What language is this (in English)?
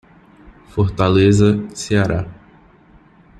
Portuguese